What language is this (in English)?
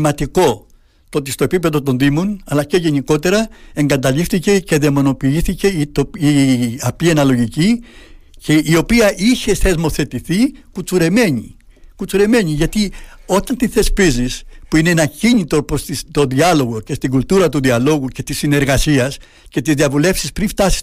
Greek